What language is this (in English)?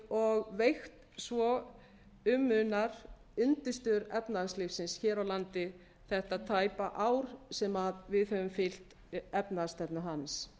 Icelandic